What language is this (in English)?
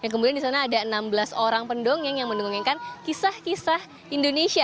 Indonesian